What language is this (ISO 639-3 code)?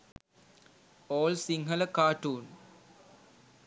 sin